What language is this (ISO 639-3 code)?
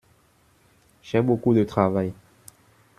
fra